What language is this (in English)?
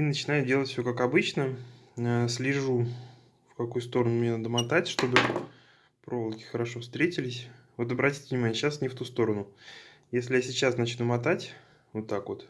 Russian